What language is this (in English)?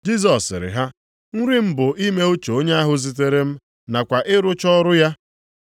Igbo